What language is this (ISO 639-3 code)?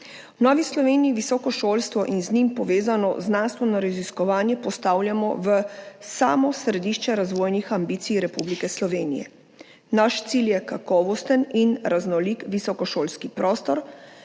slv